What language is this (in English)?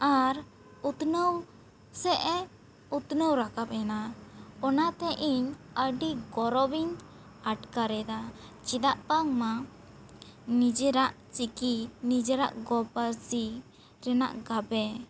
Santali